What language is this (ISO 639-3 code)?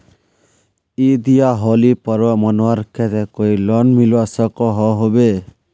mag